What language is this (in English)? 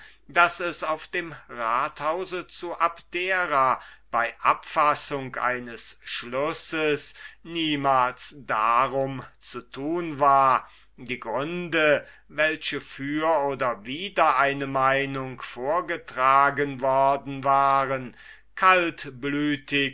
German